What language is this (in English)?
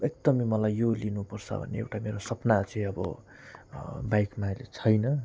Nepali